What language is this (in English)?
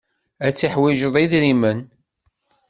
Kabyle